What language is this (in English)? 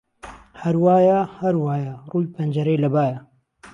Central Kurdish